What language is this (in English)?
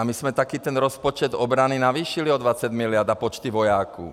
Czech